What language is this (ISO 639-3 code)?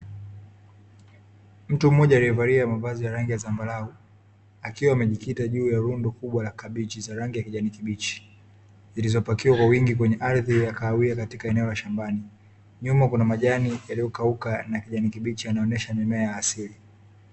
swa